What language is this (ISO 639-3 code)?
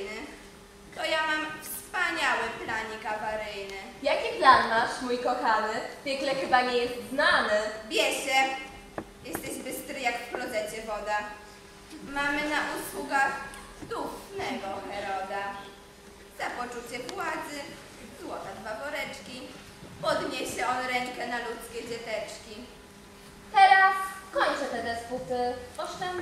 pol